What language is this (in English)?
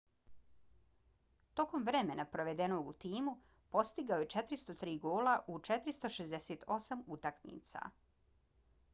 Bosnian